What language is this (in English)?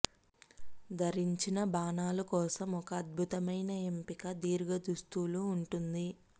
Telugu